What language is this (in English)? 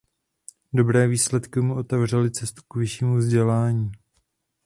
Czech